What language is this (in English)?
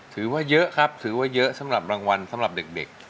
Thai